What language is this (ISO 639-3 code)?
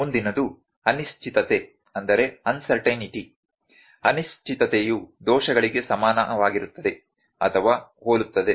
kan